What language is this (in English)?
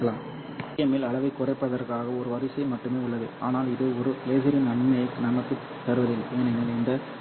Tamil